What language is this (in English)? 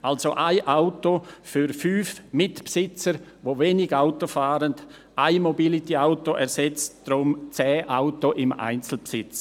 Swiss German